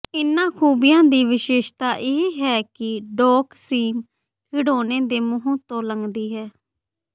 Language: Punjabi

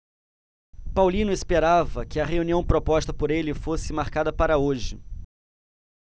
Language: Portuguese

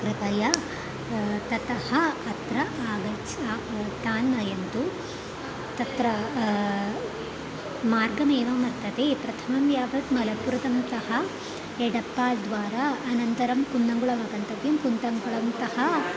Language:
Sanskrit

